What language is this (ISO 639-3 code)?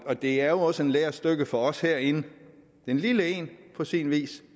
dan